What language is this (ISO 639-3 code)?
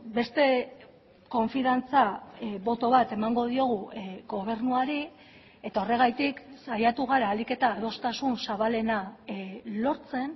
eus